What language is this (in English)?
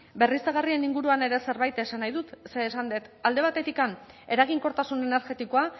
Basque